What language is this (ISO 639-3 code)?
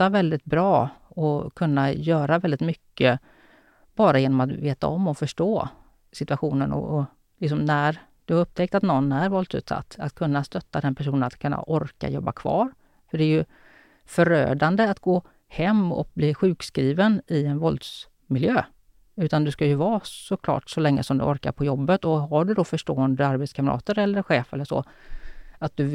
swe